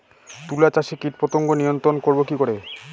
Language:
Bangla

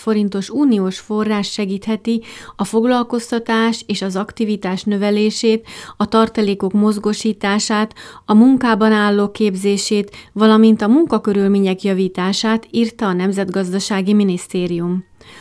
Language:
Hungarian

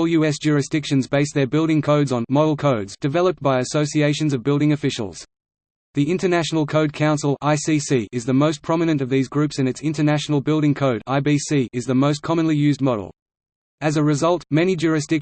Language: English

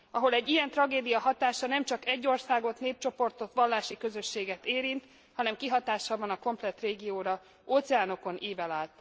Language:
Hungarian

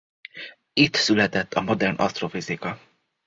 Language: Hungarian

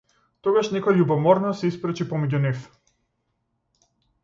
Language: Macedonian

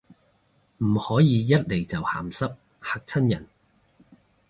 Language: Cantonese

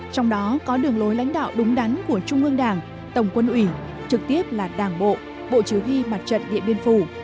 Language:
Vietnamese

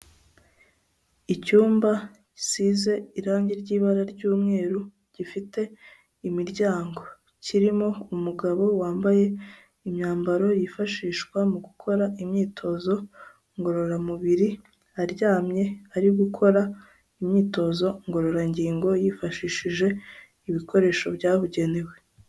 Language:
Kinyarwanda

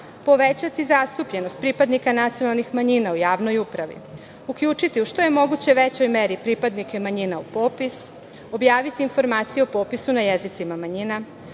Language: Serbian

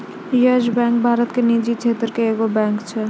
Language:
Maithili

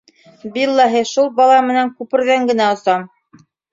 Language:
Bashkir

